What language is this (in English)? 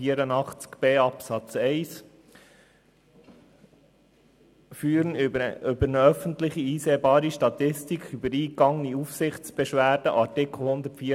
Swiss German